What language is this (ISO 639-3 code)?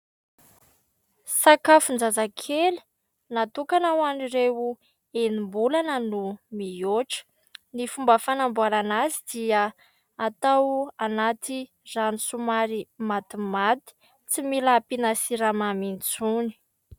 mlg